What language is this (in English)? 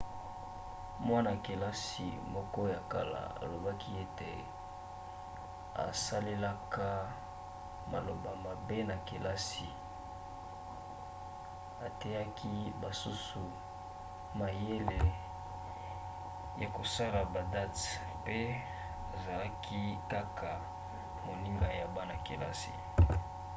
Lingala